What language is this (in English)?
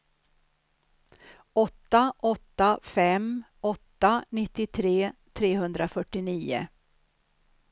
Swedish